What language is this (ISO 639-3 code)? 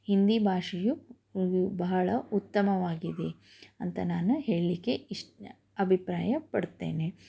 kan